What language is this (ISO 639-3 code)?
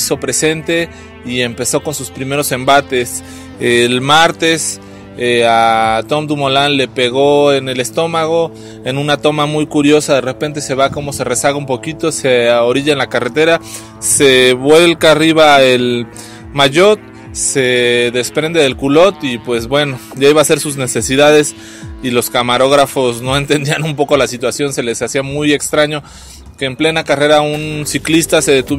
spa